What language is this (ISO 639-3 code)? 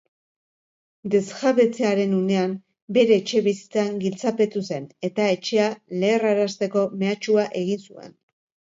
eus